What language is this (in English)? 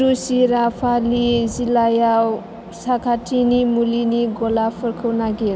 Bodo